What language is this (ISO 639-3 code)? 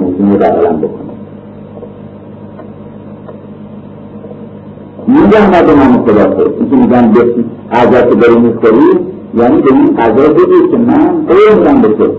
fas